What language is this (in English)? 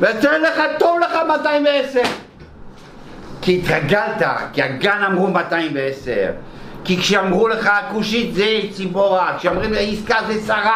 Hebrew